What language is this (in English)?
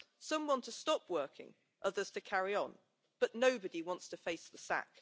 English